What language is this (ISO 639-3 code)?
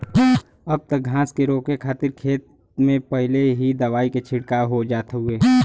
bho